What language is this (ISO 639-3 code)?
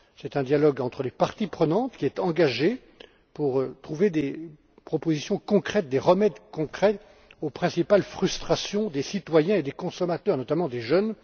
fra